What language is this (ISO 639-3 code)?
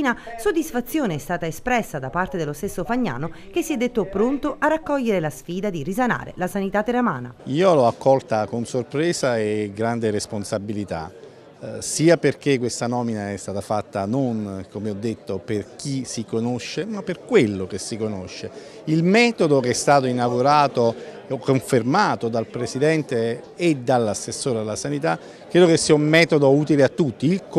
ita